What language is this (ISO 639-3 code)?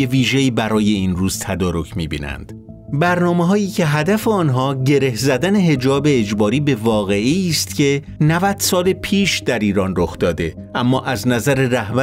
fas